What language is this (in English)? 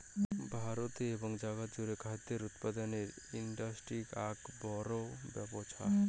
Bangla